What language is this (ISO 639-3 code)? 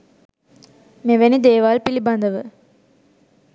sin